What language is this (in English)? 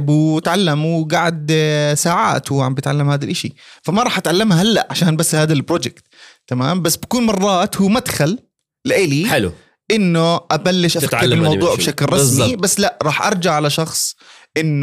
Arabic